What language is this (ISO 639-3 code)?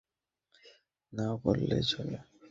ben